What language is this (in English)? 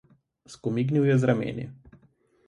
Slovenian